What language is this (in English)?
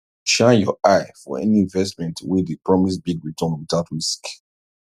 Nigerian Pidgin